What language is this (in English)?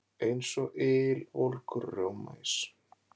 Icelandic